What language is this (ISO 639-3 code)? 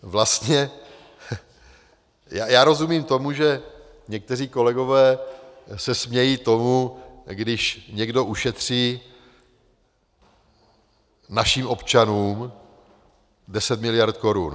ces